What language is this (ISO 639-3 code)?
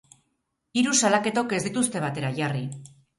eus